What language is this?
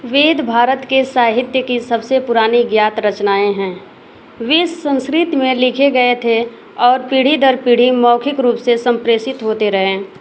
Hindi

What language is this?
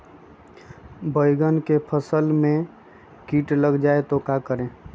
Magahi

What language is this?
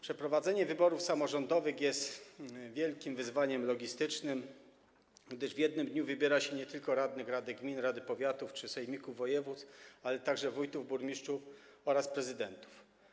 Polish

